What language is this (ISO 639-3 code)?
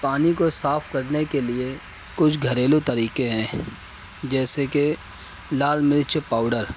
urd